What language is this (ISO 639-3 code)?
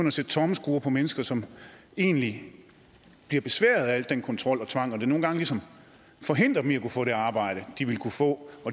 dan